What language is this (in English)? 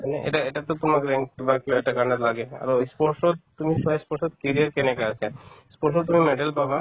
Assamese